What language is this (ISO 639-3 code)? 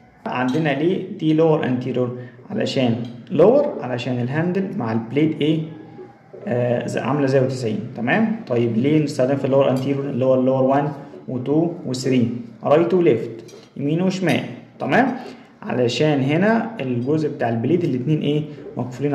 ara